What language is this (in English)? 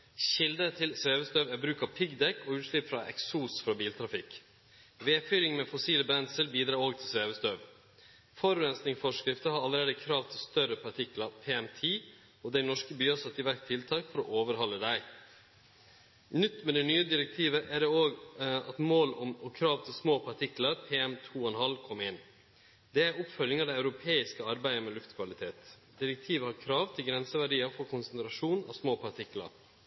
Norwegian Nynorsk